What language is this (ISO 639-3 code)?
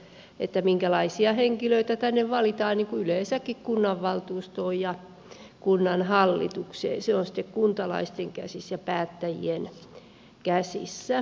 fin